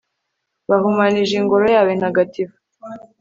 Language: Kinyarwanda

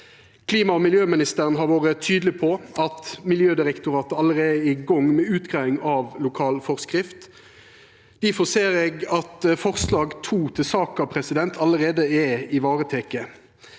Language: Norwegian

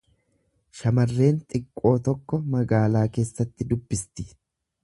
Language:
Oromo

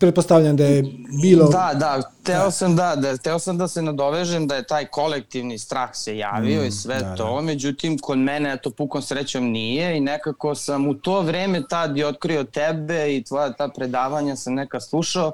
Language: Croatian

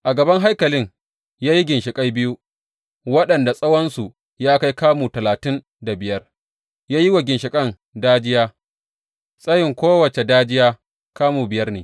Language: Hausa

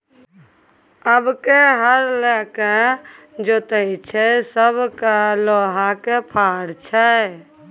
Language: Maithili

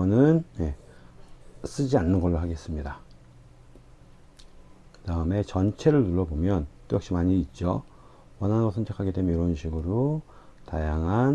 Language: Korean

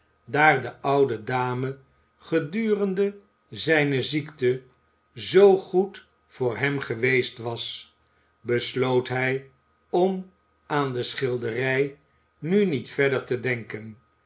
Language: Dutch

